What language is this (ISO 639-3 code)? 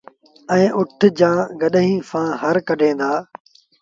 sbn